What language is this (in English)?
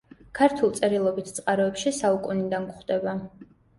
Georgian